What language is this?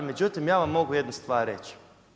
Croatian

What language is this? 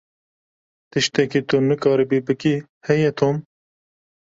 Kurdish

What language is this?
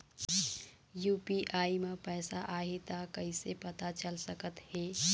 Chhattisgarhi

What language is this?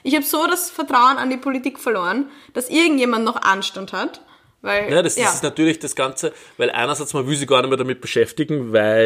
German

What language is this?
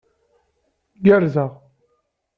Kabyle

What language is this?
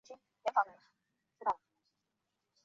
Chinese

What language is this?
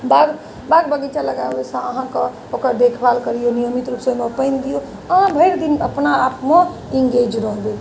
Maithili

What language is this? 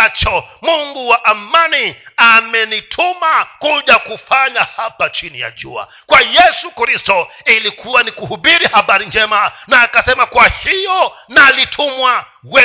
Swahili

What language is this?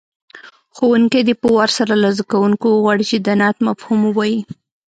Pashto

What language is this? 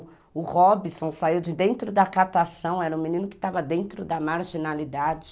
Portuguese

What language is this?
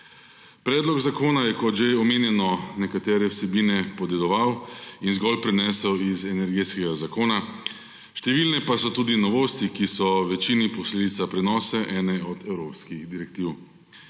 Slovenian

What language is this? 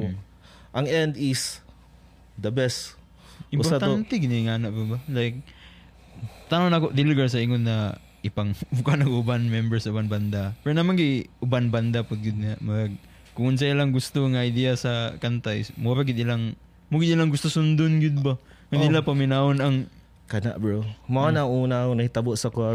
Filipino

